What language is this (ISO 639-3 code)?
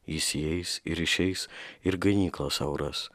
lit